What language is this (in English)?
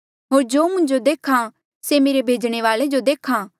Mandeali